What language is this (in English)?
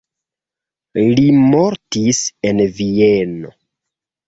Esperanto